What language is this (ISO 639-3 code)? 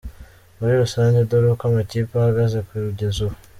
kin